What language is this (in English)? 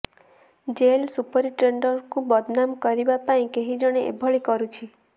Odia